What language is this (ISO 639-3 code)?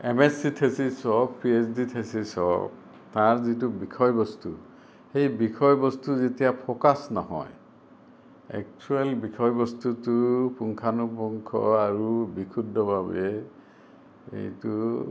asm